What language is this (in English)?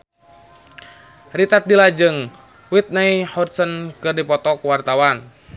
Sundanese